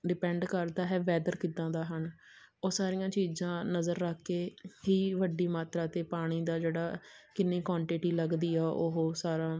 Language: Punjabi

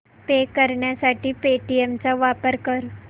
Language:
Marathi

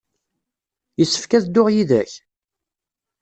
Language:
Kabyle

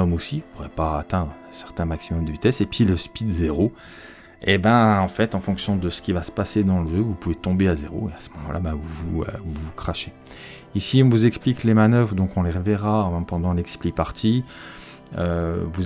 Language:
French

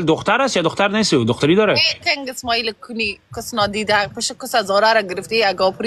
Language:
Persian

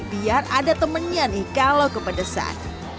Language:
Indonesian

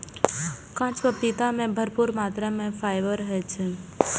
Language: Maithili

